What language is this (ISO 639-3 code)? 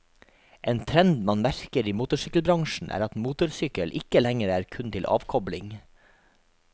nor